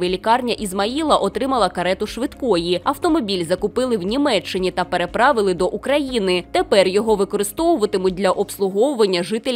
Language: Ukrainian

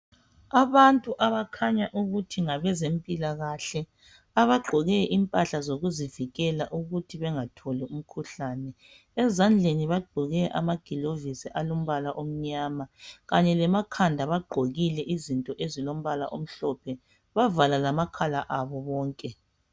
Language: North Ndebele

